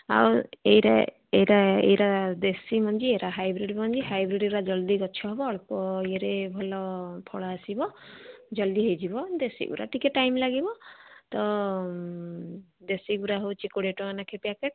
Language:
Odia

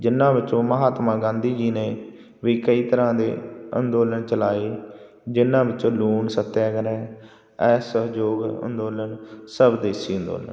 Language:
Punjabi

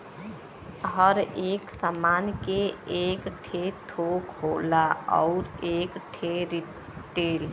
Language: Bhojpuri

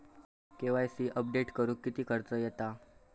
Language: Marathi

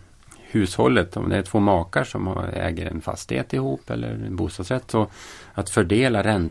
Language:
Swedish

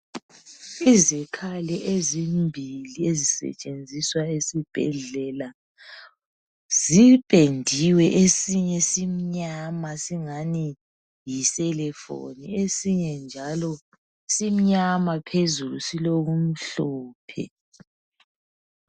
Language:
North Ndebele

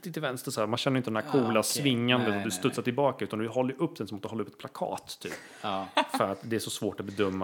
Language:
Swedish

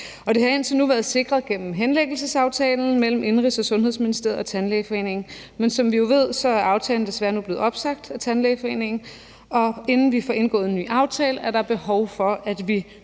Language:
Danish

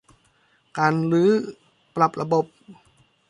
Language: Thai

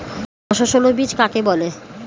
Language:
Bangla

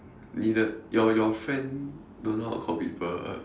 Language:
English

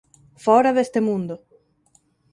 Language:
Galician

